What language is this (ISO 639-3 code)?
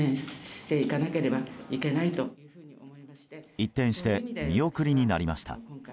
jpn